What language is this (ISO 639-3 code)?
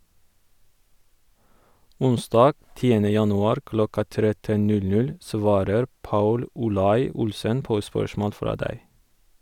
nor